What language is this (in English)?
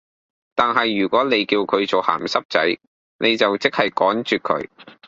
Cantonese